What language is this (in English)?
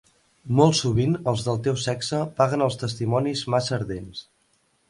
Catalan